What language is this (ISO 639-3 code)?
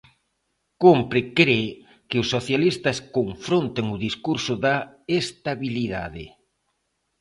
glg